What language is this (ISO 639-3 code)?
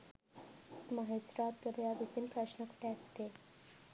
sin